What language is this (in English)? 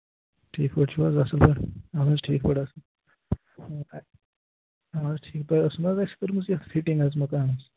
Kashmiri